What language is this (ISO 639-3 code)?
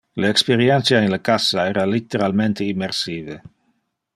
ina